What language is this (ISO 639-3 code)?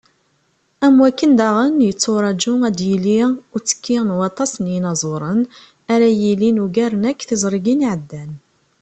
kab